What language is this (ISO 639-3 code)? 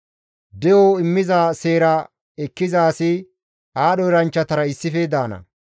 gmv